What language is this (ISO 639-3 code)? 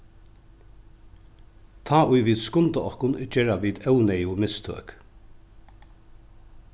fao